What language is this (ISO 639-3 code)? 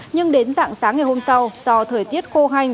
vie